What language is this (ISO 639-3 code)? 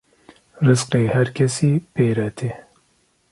kur